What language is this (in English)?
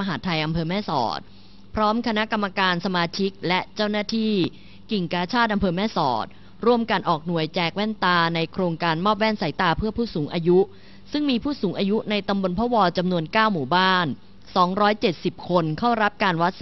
Thai